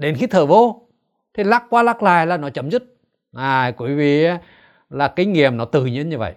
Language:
Vietnamese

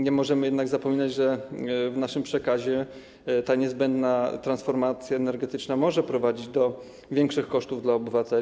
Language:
Polish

